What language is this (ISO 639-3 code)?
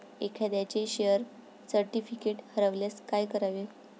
mar